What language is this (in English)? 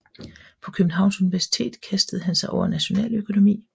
Danish